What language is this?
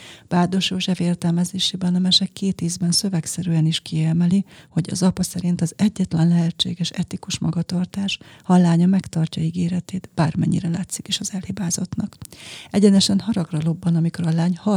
Hungarian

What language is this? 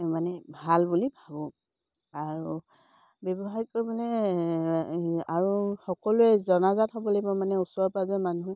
Assamese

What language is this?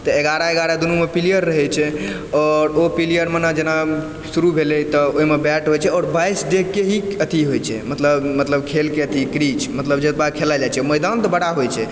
Maithili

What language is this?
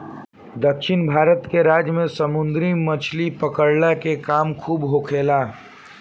Bhojpuri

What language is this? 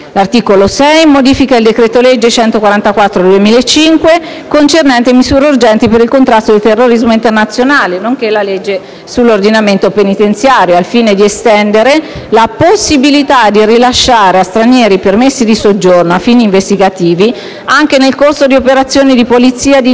Italian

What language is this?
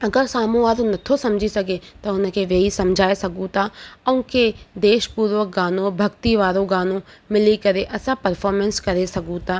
Sindhi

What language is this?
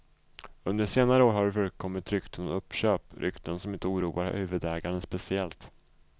Swedish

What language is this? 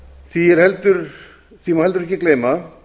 Icelandic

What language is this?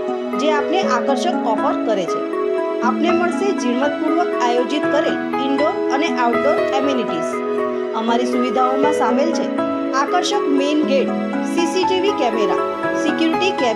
Hindi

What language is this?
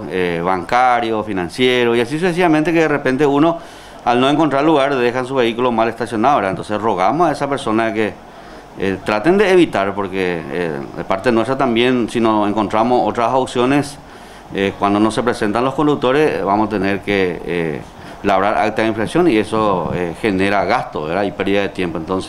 Spanish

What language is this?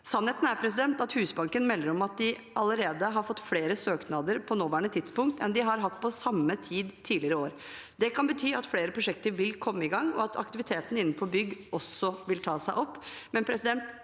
Norwegian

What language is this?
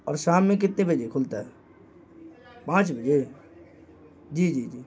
Urdu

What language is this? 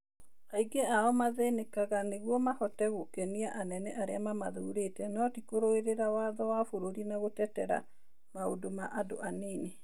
Kikuyu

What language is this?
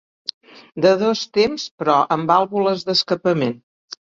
Catalan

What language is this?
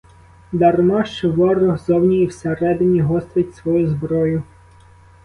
Ukrainian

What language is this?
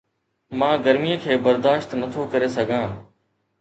Sindhi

